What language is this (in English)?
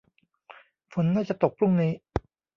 Thai